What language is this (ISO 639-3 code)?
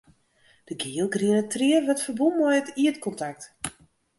fry